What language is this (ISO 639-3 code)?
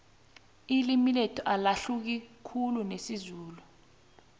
nbl